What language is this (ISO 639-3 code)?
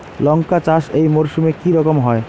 ben